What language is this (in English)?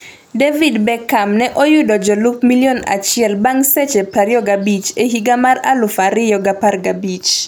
Luo (Kenya and Tanzania)